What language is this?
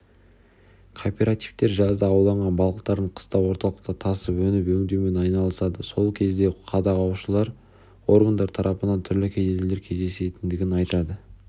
Kazakh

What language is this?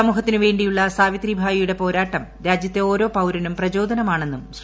Malayalam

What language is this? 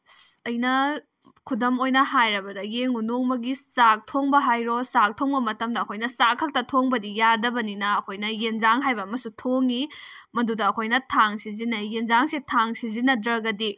Manipuri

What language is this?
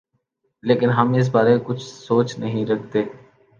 Urdu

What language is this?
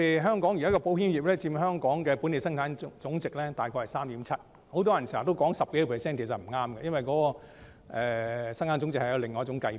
Cantonese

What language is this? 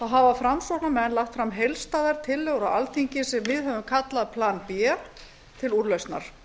Icelandic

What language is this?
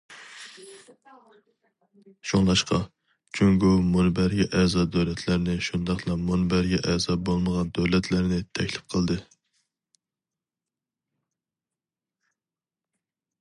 Uyghur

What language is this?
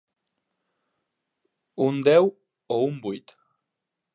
Catalan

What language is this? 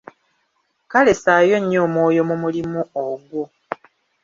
Ganda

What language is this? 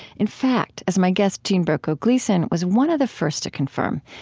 English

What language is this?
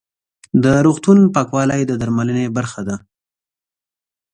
Pashto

